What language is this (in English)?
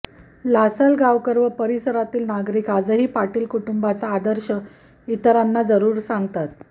Marathi